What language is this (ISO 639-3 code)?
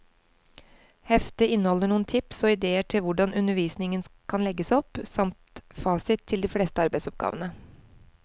nor